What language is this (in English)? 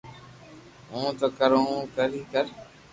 Loarki